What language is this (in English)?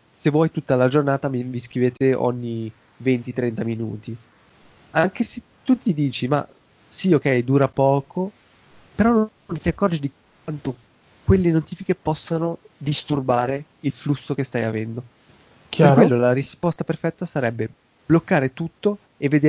Italian